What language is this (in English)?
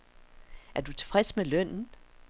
Danish